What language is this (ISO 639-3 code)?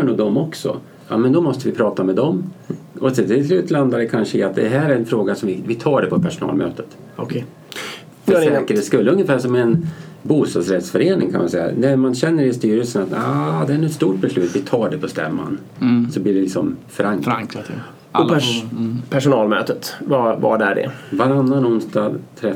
swe